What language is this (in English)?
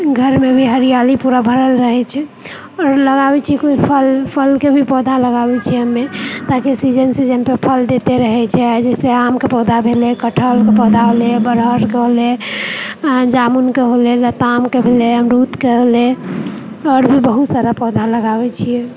Maithili